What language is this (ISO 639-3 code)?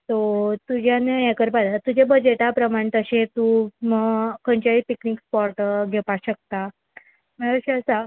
kok